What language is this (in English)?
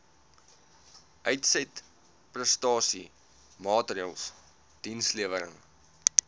Afrikaans